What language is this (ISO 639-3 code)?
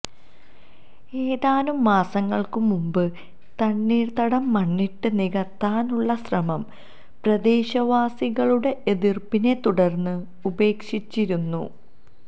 mal